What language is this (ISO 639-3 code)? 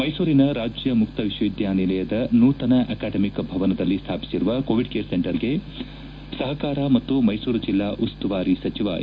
kan